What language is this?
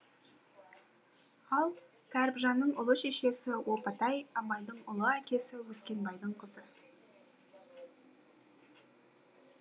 Kazakh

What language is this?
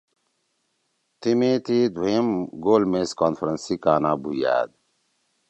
Torwali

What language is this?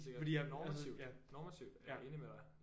Danish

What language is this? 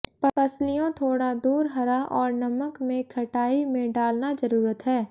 Hindi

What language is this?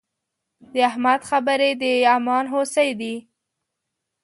Pashto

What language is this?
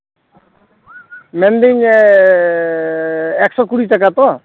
Santali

